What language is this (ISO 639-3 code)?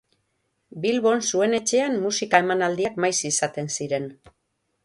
eus